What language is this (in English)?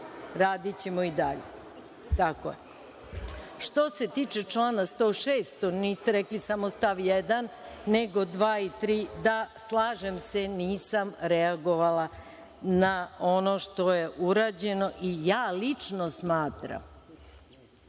Serbian